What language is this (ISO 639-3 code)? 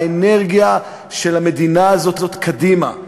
heb